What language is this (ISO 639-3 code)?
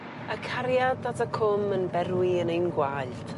cym